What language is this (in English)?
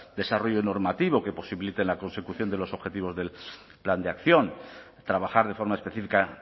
Spanish